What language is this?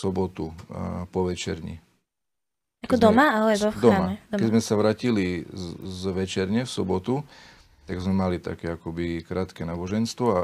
Slovak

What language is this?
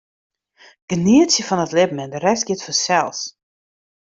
Western Frisian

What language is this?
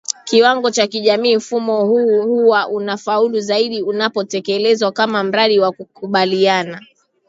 Swahili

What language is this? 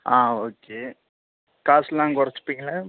Tamil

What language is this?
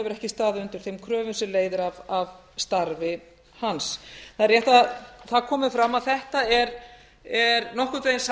Icelandic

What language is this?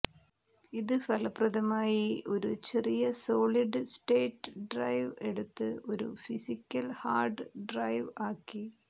Malayalam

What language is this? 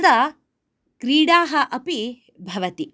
Sanskrit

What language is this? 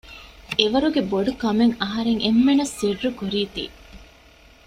Divehi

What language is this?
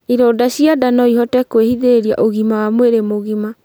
Kikuyu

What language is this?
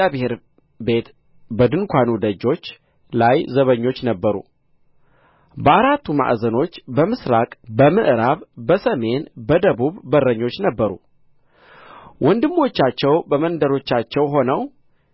Amharic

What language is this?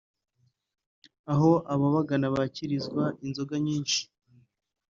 Kinyarwanda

